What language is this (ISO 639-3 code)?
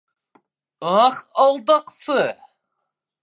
bak